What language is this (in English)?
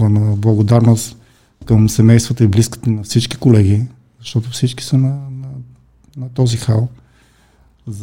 Bulgarian